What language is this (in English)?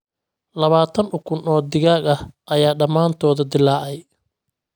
Somali